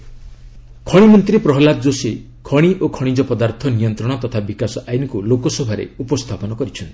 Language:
Odia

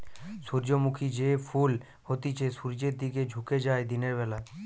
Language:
Bangla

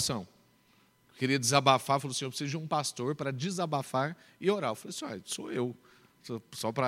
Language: Portuguese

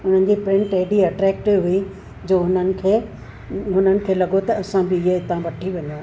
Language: Sindhi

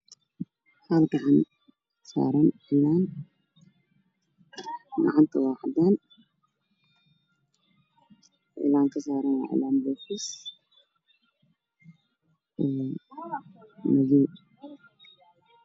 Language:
Somali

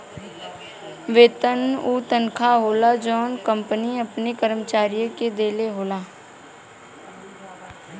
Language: Bhojpuri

